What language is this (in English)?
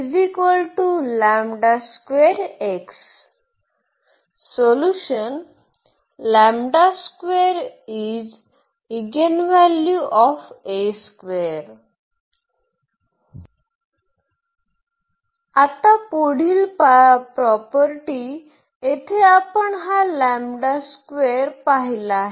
Marathi